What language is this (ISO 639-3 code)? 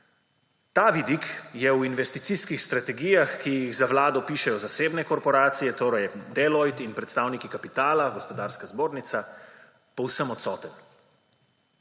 slv